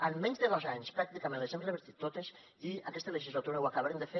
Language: Catalan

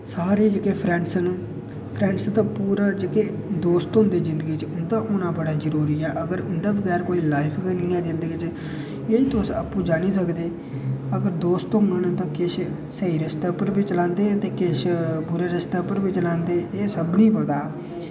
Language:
Dogri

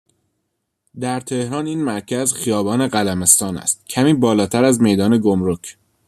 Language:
Persian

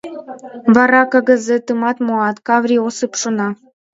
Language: Mari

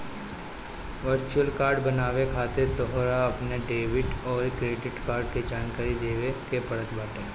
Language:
Bhojpuri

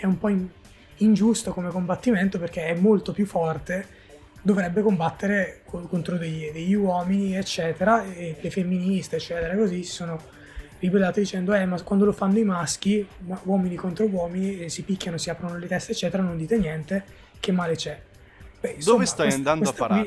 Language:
Italian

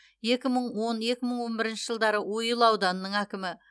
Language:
Kazakh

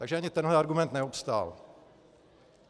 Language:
Czech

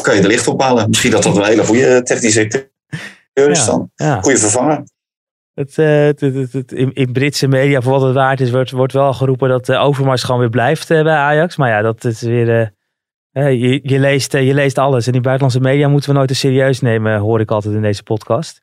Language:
Dutch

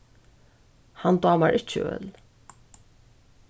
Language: Faroese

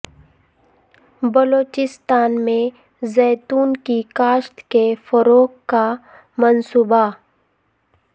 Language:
Urdu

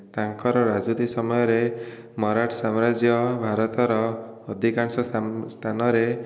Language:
Odia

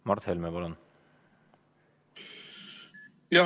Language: Estonian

